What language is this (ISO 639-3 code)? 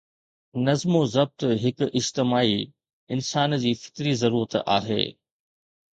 snd